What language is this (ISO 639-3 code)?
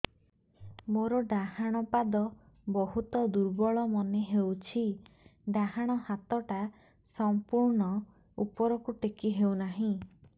ori